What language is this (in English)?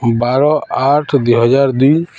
Odia